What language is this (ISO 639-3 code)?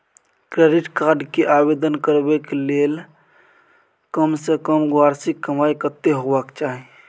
mai